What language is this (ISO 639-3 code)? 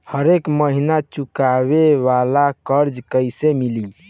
bho